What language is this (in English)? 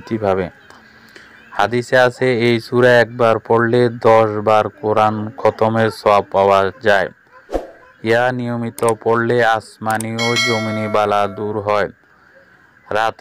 Arabic